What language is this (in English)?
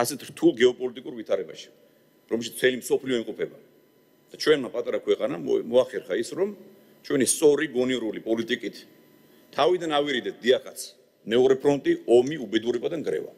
Romanian